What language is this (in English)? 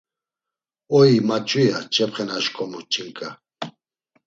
Laz